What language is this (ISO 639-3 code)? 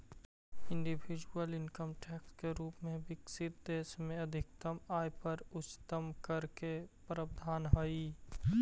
mag